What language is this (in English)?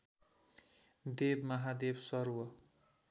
Nepali